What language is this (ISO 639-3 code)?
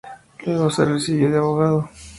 spa